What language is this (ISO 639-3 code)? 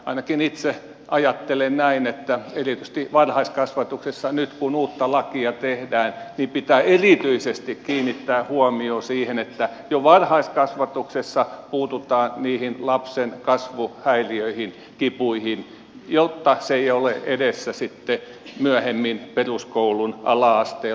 fin